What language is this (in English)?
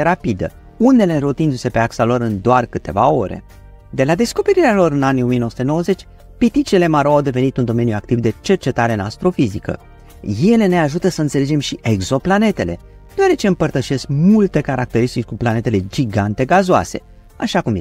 Romanian